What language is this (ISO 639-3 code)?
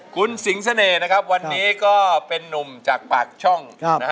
tha